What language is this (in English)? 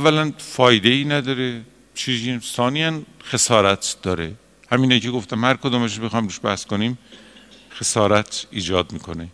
Persian